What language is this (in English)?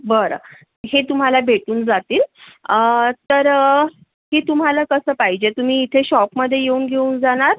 Marathi